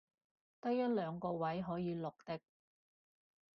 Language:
Cantonese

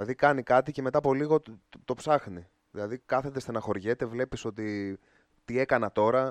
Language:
Greek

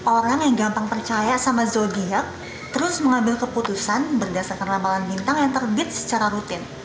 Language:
Indonesian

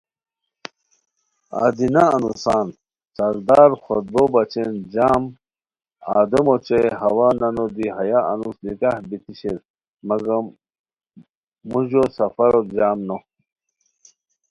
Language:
Khowar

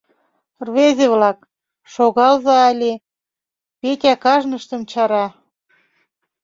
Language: Mari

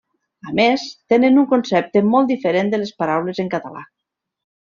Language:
Catalan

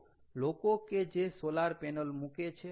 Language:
Gujarati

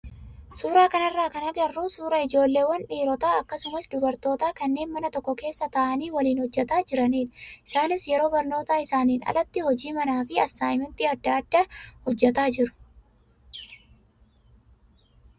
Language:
Oromo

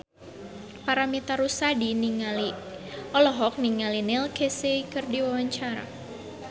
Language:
Sundanese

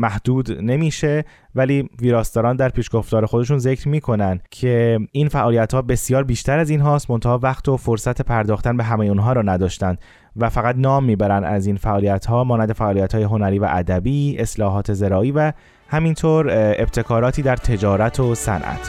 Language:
Persian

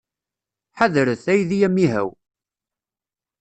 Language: Kabyle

